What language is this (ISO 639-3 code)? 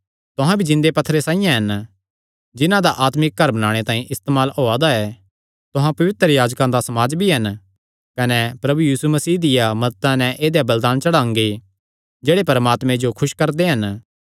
xnr